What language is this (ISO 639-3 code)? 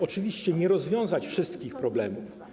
pol